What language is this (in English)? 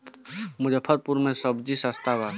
Bhojpuri